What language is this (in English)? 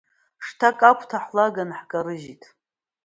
Abkhazian